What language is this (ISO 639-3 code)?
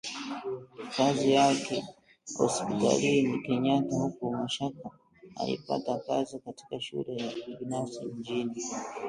swa